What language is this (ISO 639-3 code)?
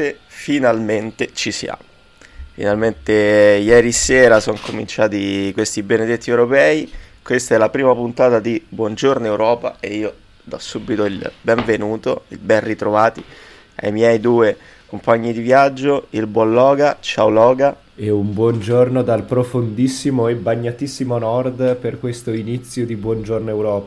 ita